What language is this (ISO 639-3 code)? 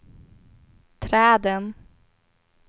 swe